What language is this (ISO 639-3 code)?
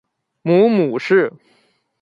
zho